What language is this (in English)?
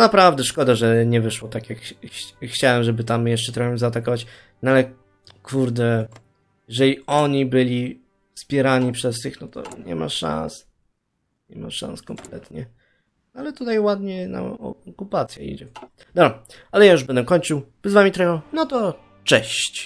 Polish